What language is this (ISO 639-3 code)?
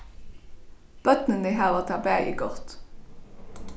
fao